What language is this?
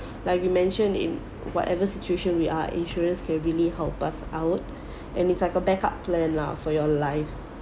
English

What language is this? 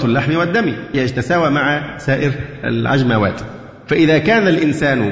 Arabic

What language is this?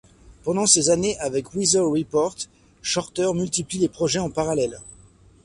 French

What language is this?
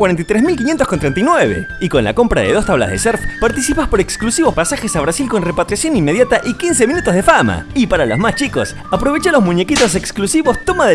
Spanish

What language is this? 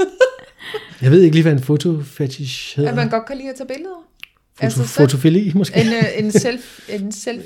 Danish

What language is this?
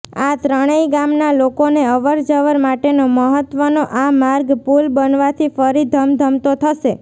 Gujarati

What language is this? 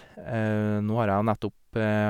Norwegian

